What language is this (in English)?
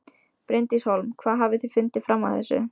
Icelandic